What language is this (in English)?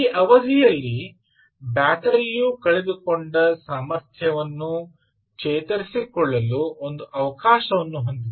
Kannada